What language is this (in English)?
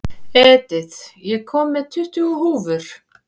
Icelandic